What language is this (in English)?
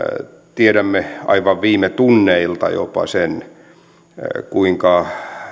Finnish